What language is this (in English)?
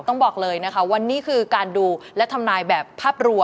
Thai